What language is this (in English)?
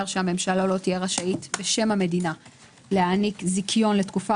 Hebrew